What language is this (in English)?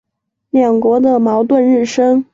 Chinese